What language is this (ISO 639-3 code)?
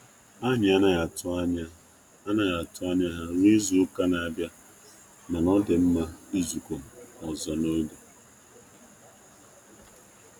ibo